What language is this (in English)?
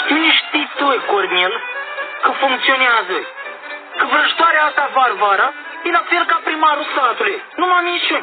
Romanian